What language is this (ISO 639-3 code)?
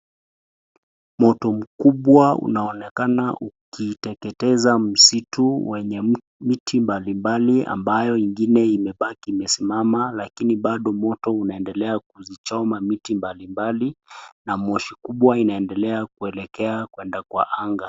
swa